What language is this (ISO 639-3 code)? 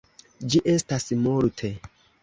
epo